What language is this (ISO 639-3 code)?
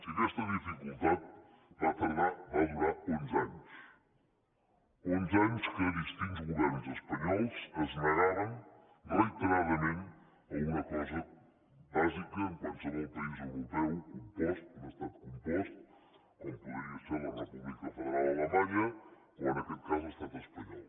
cat